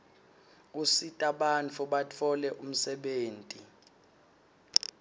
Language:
Swati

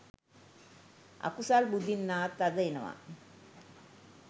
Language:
Sinhala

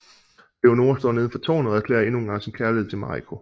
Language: Danish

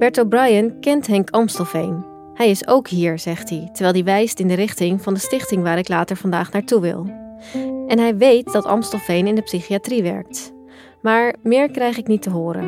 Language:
Dutch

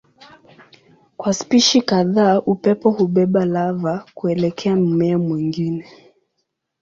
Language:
Swahili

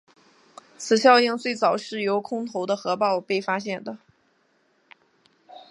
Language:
Chinese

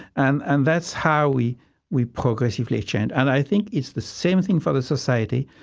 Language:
English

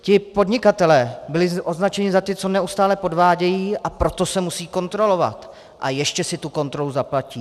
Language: Czech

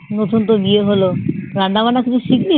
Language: Bangla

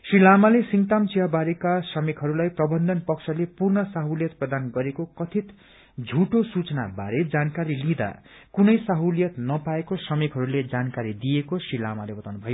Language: Nepali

